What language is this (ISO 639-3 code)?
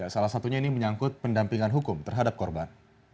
ind